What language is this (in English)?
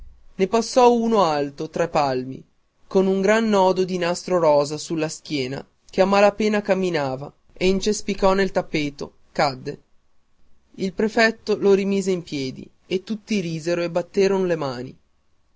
Italian